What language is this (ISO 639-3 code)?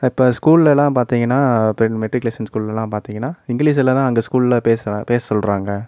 tam